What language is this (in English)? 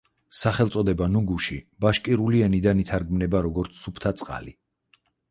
Georgian